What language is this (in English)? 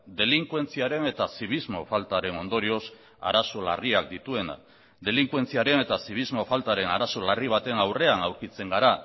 Basque